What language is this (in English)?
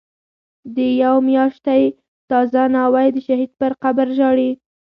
Pashto